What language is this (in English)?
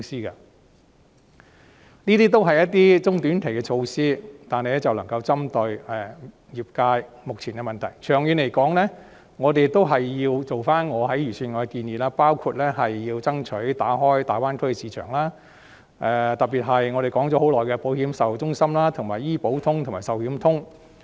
Cantonese